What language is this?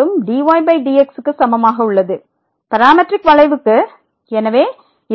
Tamil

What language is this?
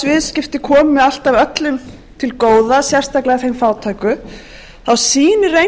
Icelandic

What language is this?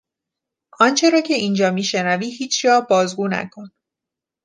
Persian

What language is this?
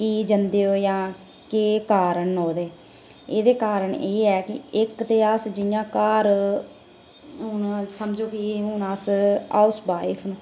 Dogri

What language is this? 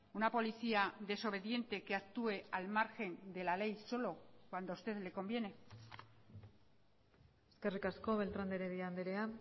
Spanish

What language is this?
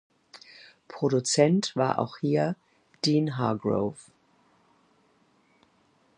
German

